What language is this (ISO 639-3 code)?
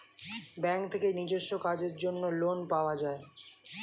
ben